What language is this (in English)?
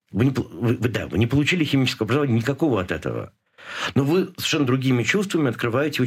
Russian